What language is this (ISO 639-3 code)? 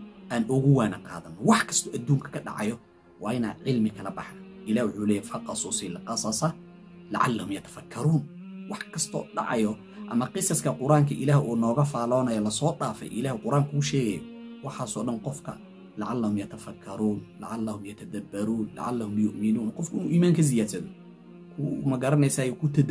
ara